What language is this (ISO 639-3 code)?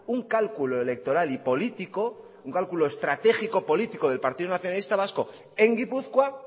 spa